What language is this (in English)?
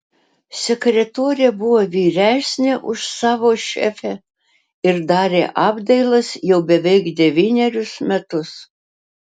Lithuanian